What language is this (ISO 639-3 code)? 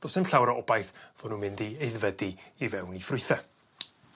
cym